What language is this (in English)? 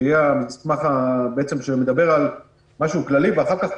Hebrew